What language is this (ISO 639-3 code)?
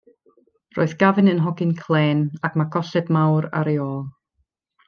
cym